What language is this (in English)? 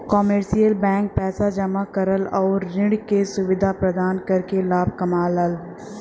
Bhojpuri